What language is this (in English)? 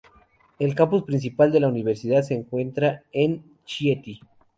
Spanish